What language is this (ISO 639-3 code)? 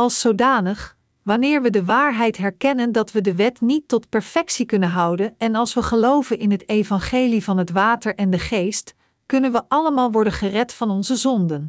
nld